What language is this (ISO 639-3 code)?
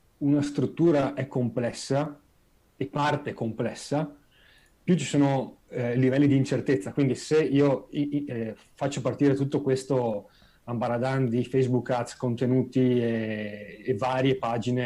ita